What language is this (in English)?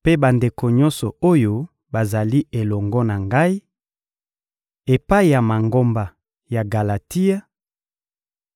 Lingala